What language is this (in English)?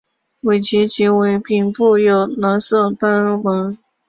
Chinese